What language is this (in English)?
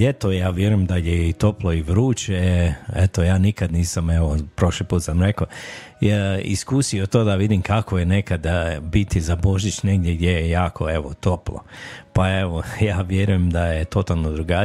Croatian